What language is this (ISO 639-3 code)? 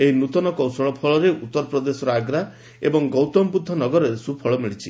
ori